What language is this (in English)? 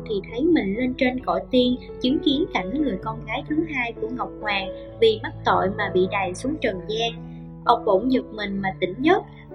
Vietnamese